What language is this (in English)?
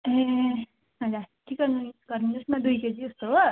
Nepali